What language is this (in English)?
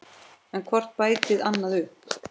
Icelandic